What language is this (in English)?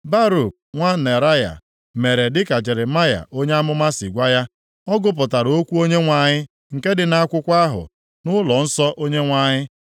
Igbo